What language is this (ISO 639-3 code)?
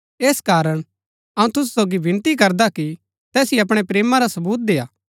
gbk